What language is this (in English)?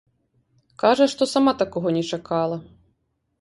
Belarusian